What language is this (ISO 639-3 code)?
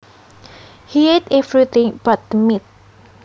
jav